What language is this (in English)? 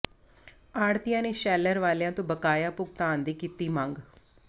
Punjabi